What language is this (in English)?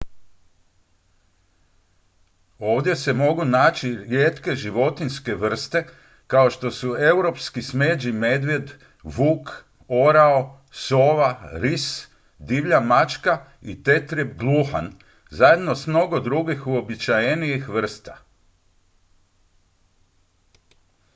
Croatian